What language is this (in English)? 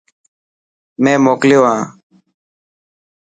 Dhatki